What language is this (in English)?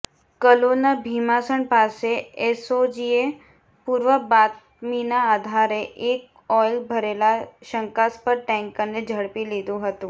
Gujarati